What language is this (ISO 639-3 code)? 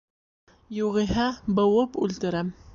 bak